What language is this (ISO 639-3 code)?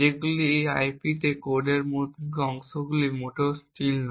ben